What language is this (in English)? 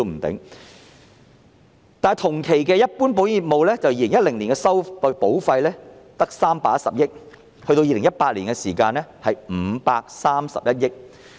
Cantonese